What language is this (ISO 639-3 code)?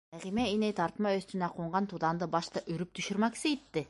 bak